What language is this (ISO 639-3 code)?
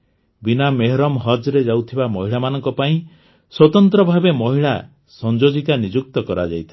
ori